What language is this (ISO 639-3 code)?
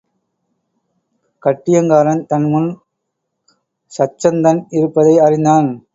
tam